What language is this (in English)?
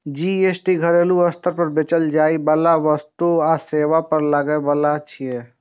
Maithili